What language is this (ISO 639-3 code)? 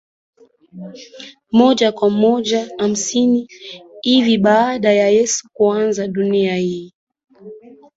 swa